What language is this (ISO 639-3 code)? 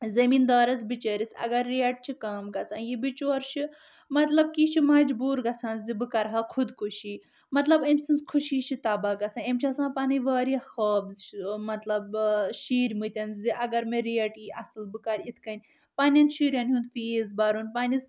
kas